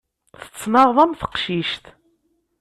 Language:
Kabyle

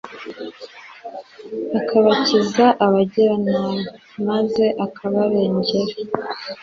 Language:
Kinyarwanda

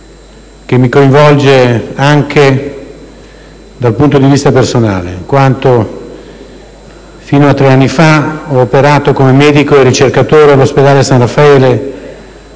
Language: Italian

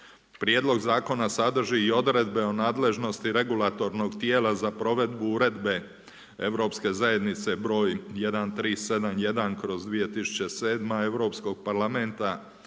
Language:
Croatian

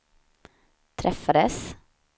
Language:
Swedish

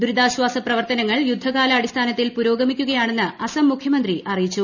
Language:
Malayalam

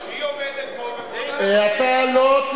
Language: Hebrew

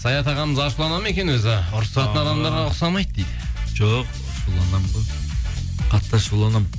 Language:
Kazakh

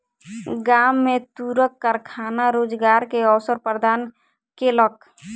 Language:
Maithili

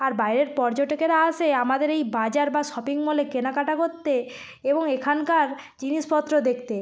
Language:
Bangla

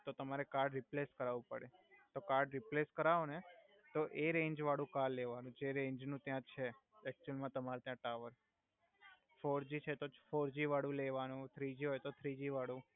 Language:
Gujarati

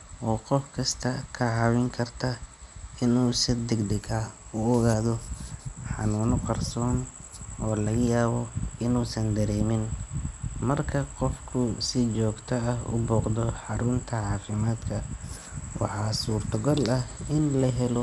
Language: Somali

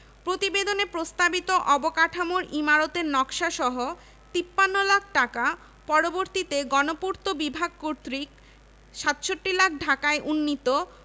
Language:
Bangla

